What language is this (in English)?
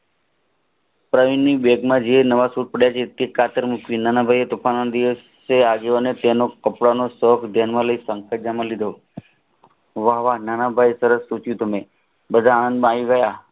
Gujarati